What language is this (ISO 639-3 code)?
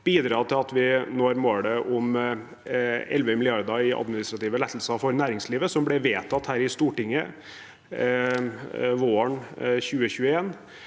nor